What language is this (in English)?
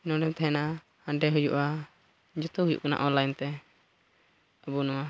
Santali